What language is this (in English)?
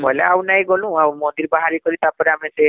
Odia